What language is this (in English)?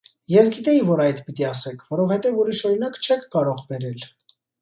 Armenian